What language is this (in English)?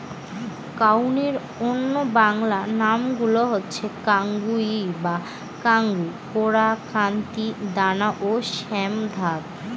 Bangla